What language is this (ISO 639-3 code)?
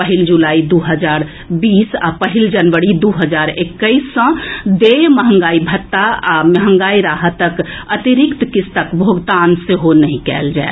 mai